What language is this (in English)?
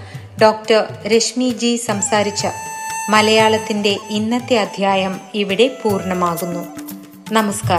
Malayalam